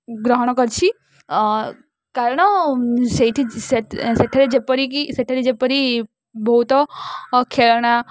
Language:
Odia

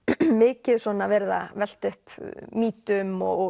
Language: Icelandic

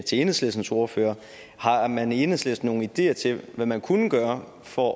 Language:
Danish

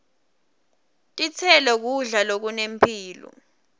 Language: Swati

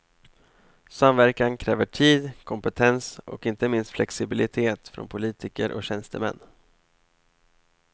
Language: Swedish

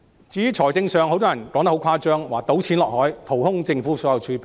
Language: Cantonese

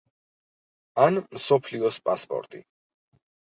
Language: Georgian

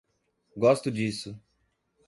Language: Portuguese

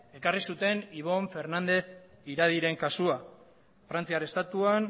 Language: Basque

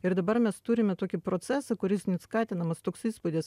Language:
Lithuanian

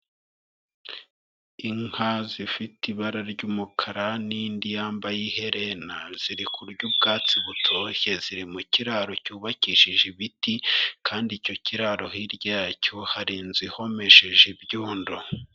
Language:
Kinyarwanda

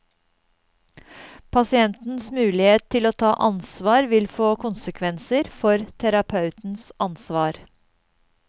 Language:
Norwegian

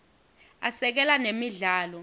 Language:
Swati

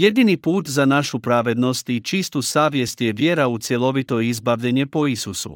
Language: Croatian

